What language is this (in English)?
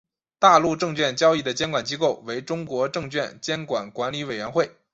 Chinese